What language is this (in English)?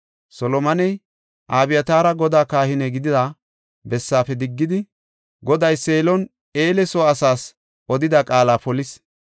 Gofa